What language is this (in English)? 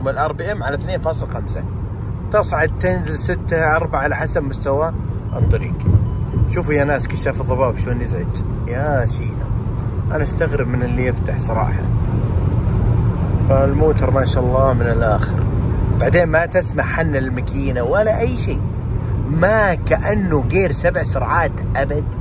Arabic